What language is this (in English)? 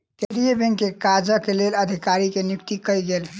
Maithili